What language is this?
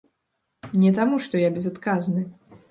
Belarusian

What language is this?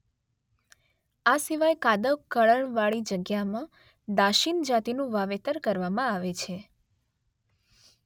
Gujarati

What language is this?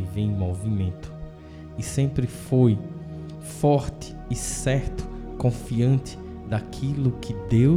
Portuguese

